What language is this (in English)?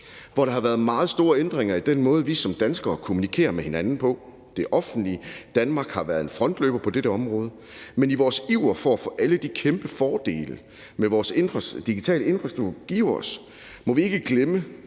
Danish